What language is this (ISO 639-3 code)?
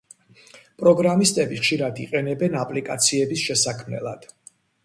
kat